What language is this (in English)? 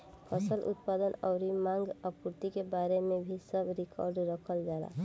Bhojpuri